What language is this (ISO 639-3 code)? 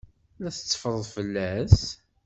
kab